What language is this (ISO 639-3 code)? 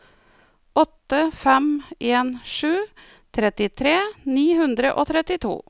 nor